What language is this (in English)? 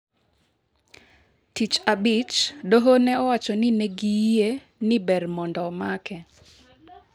Luo (Kenya and Tanzania)